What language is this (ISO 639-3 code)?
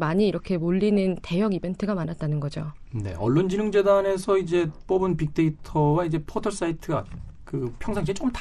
kor